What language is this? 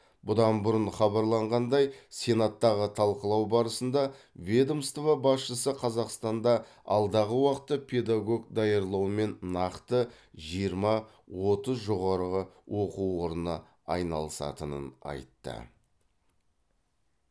Kazakh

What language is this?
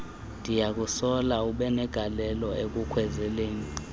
Xhosa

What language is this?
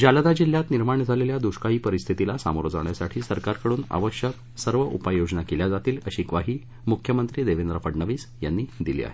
Marathi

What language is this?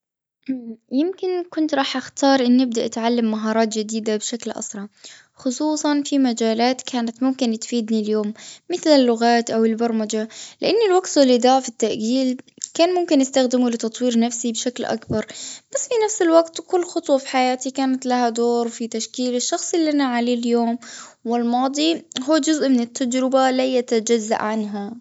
Gulf Arabic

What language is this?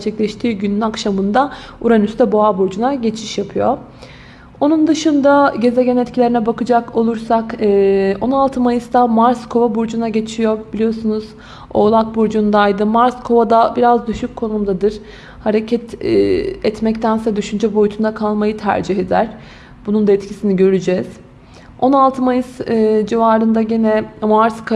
Turkish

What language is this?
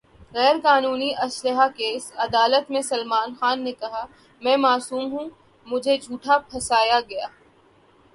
Urdu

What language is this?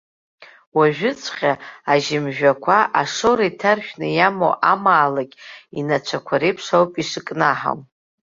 Abkhazian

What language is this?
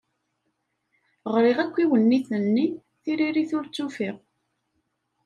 Kabyle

